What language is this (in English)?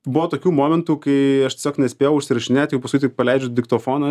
Lithuanian